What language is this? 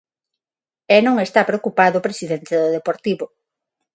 Galician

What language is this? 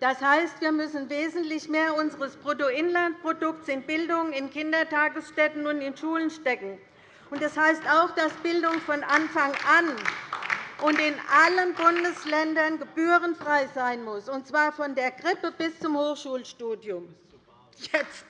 German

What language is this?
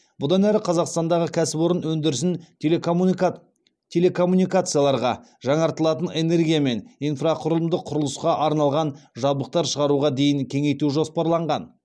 Kazakh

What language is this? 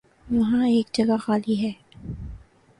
Urdu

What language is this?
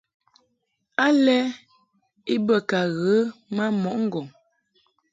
Mungaka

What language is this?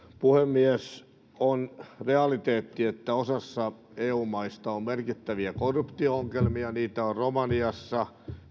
Finnish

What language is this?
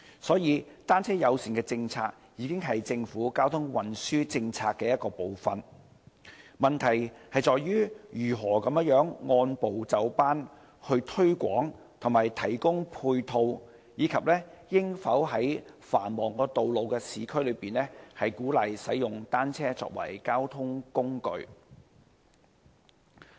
Cantonese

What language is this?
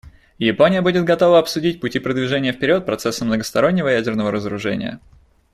Russian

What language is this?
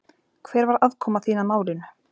Icelandic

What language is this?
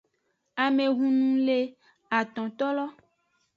Aja (Benin)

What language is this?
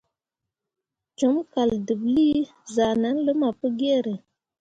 Mundang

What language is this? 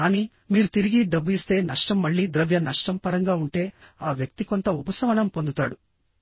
Telugu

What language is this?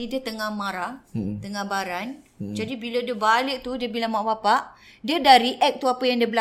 Malay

